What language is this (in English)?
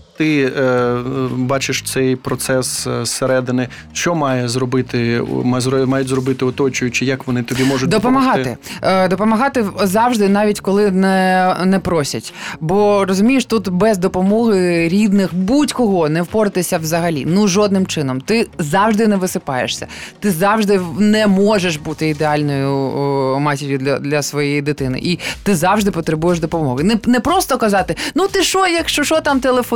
Ukrainian